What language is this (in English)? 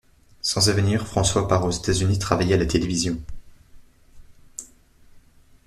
French